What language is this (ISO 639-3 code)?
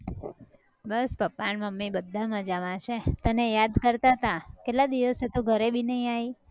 guj